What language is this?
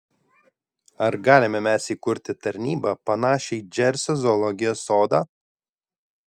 Lithuanian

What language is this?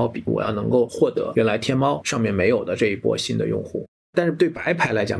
Chinese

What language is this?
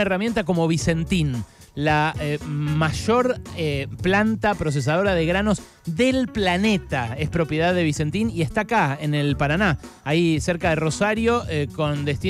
Spanish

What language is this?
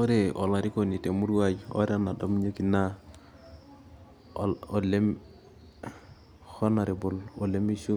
Masai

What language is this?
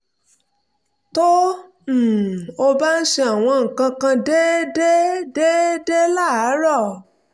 Yoruba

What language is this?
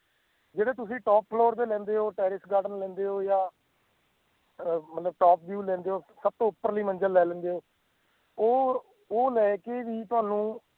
Punjabi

